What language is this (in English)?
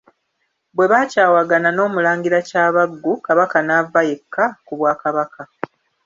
Ganda